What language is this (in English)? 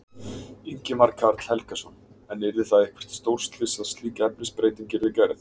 Icelandic